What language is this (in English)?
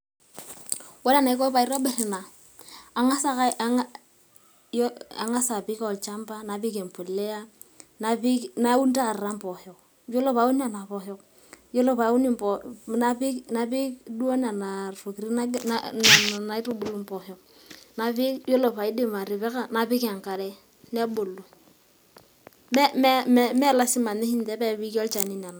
Masai